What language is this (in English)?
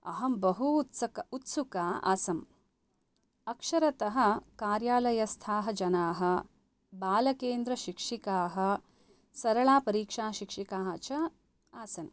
Sanskrit